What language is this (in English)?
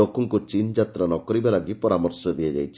Odia